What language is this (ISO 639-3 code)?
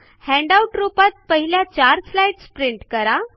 mar